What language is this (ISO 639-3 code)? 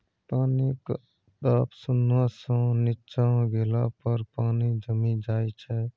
mai